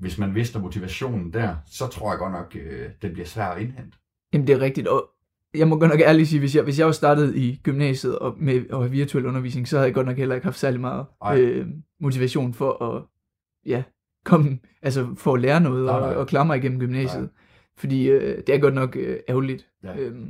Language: Danish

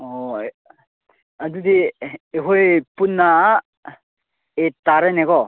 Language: Manipuri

